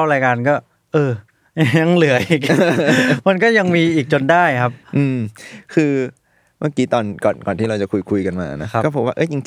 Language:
Thai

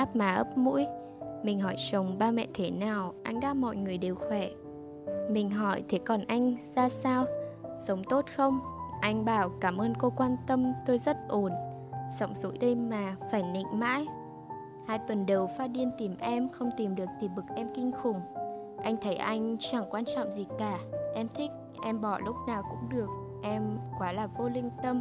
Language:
Vietnamese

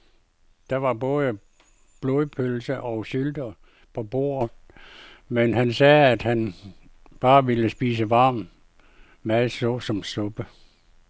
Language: Danish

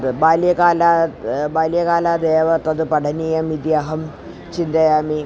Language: Sanskrit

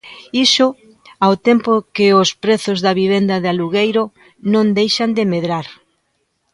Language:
Galician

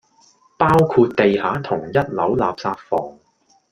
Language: Cantonese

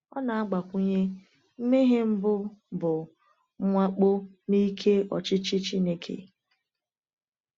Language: Igbo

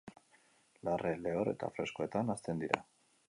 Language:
Basque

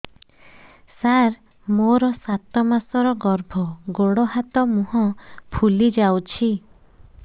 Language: Odia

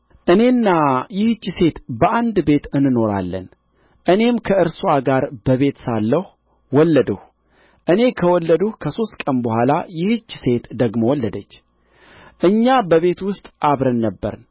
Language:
Amharic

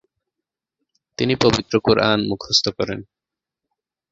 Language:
Bangla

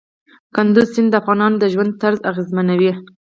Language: Pashto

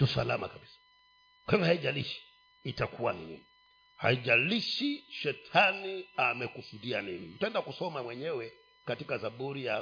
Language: Swahili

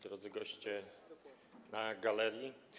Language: Polish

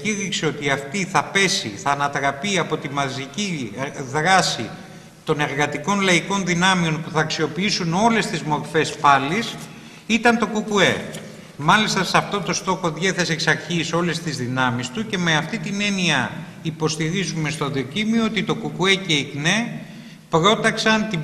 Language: Greek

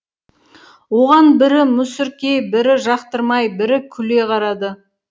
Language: Kazakh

